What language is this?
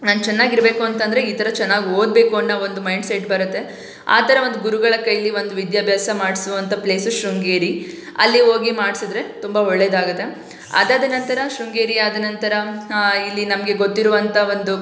Kannada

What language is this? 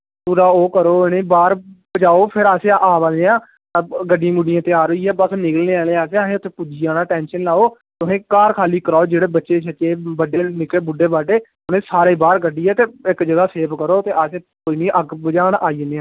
Dogri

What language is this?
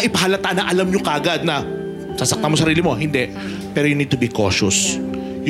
Filipino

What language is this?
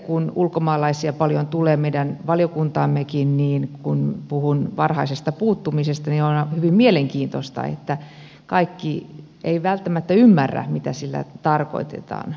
Finnish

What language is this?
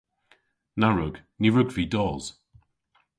Cornish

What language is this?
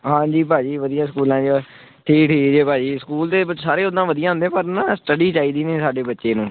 Punjabi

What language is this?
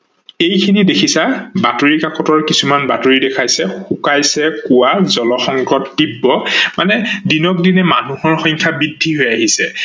Assamese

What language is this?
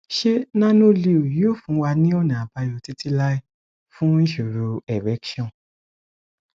Yoruba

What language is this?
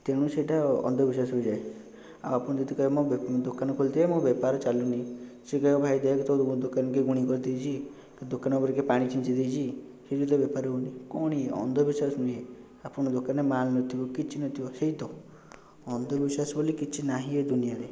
Odia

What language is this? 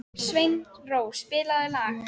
Icelandic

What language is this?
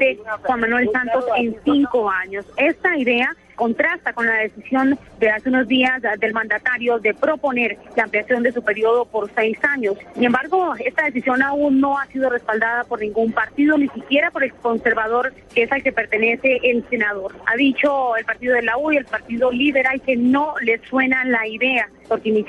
Spanish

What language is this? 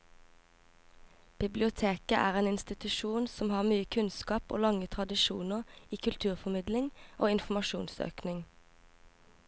Norwegian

